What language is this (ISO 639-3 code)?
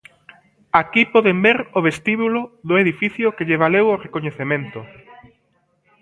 glg